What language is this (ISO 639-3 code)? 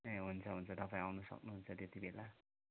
nep